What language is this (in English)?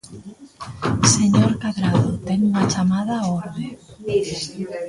Galician